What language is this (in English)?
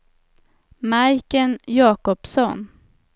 Swedish